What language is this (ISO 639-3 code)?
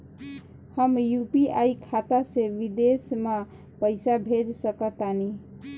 bho